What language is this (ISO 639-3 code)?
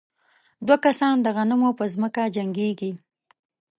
pus